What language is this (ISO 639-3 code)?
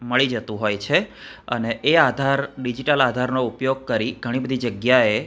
guj